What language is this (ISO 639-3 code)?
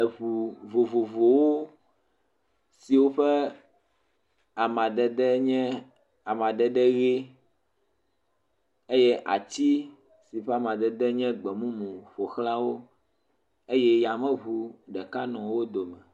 ewe